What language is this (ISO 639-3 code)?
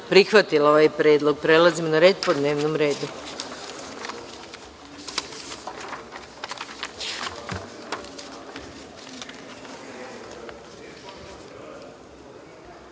srp